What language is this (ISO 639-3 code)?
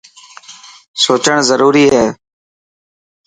mki